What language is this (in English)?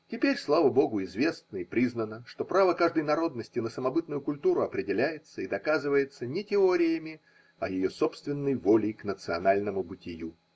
Russian